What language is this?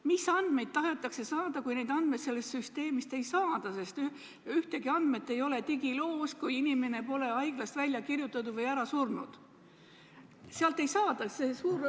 Estonian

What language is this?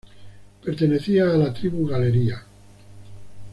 Spanish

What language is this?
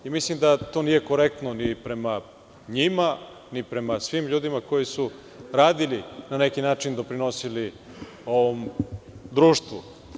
Serbian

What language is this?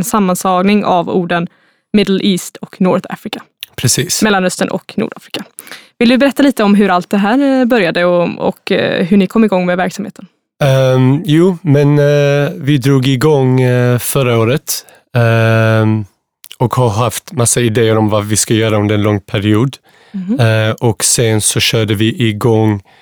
Swedish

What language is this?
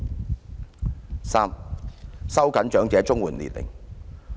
Cantonese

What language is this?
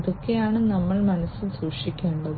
Malayalam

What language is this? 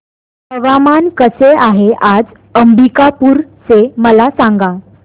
Marathi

